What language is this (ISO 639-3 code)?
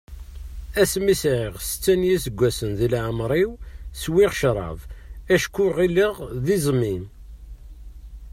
kab